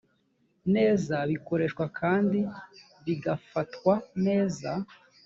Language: Kinyarwanda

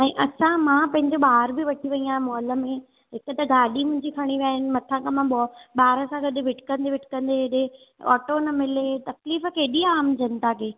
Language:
Sindhi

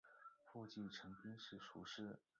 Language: Chinese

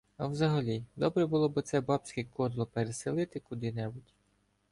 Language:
Ukrainian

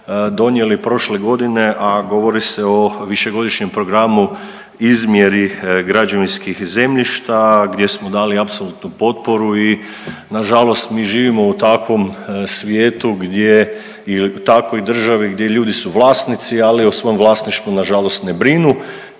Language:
Croatian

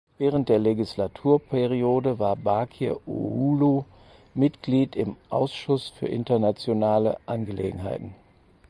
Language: German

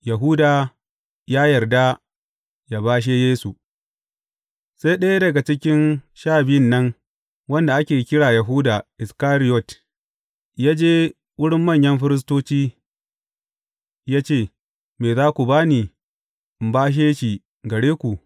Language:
Hausa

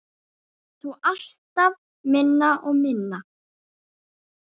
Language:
Icelandic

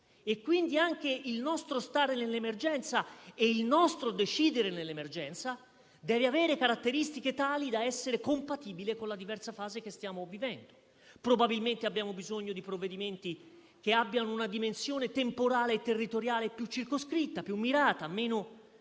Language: Italian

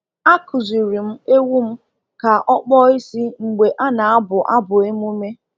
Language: Igbo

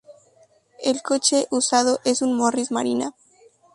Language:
Spanish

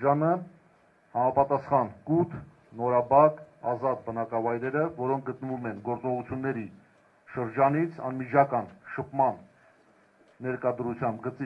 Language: Dutch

